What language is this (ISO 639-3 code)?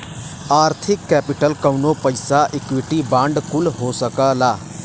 bho